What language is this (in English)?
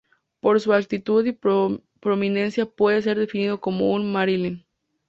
Spanish